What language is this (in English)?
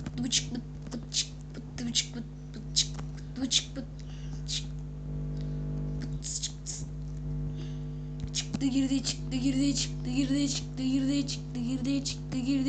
Turkish